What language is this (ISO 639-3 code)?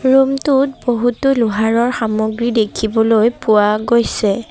asm